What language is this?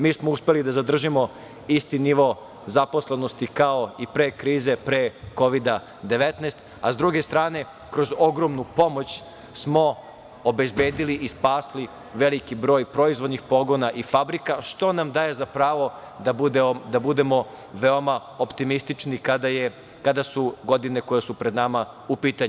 Serbian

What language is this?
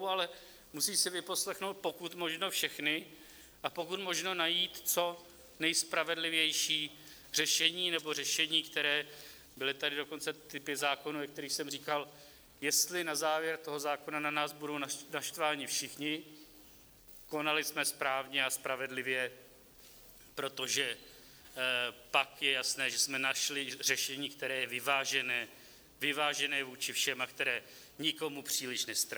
Czech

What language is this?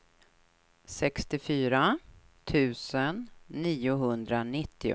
Swedish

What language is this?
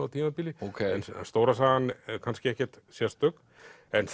Icelandic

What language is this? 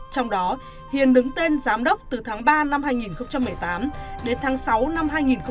Vietnamese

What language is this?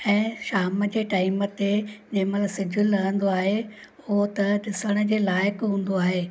Sindhi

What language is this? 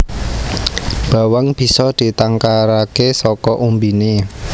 Javanese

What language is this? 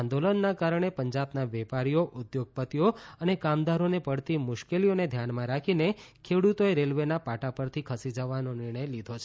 Gujarati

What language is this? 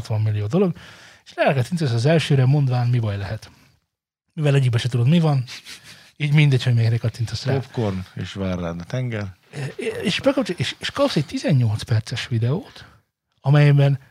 Hungarian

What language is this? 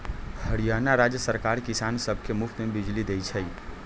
Magahi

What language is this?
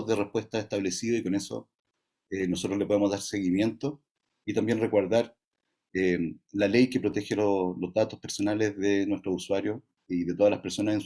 Spanish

